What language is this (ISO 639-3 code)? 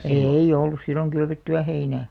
fin